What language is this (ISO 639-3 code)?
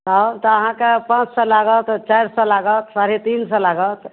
mai